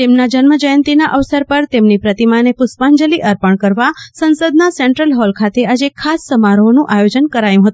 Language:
Gujarati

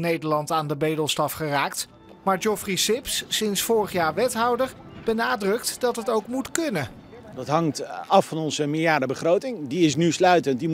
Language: Dutch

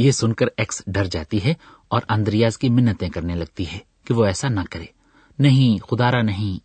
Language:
Urdu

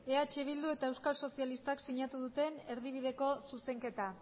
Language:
Basque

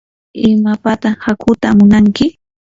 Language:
Yanahuanca Pasco Quechua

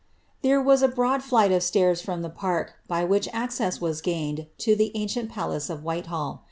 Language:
English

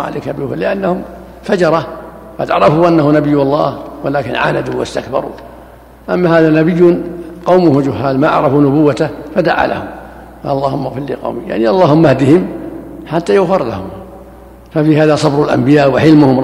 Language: Arabic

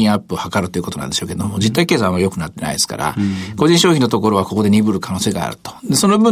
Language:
Japanese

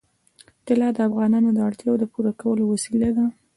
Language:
Pashto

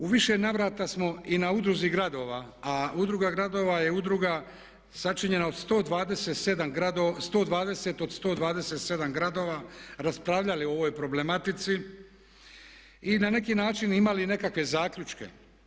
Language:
Croatian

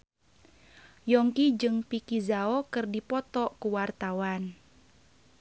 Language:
Sundanese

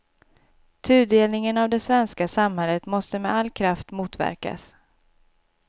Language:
Swedish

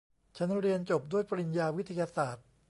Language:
Thai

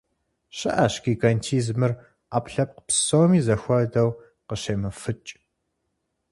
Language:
Kabardian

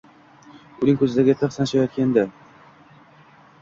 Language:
Uzbek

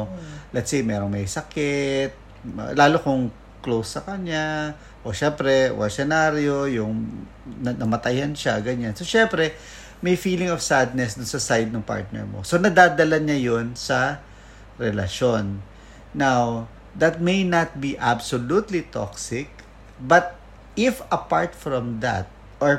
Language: Filipino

